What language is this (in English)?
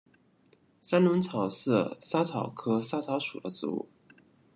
Chinese